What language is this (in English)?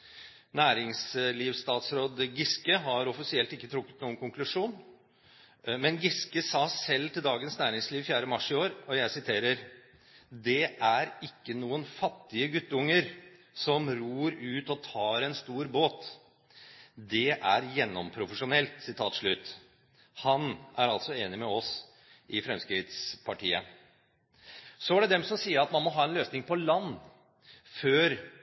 Norwegian Bokmål